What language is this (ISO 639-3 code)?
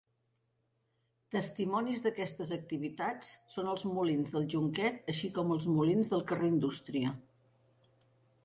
cat